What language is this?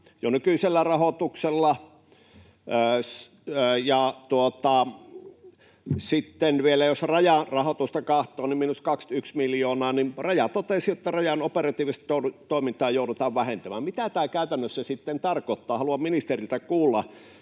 Finnish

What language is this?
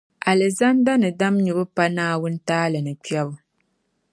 Dagbani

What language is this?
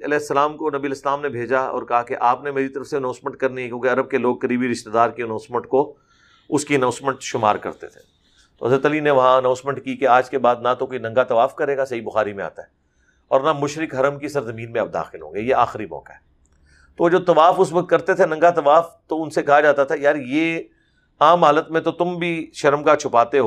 Urdu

